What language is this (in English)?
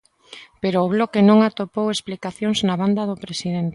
Galician